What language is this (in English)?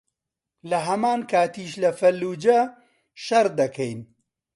Central Kurdish